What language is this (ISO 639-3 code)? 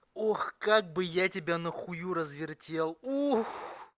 rus